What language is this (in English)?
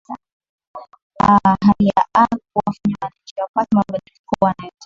Swahili